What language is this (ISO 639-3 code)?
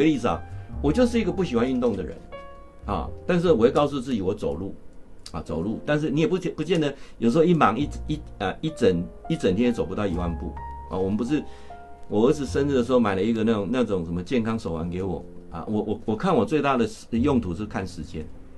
zho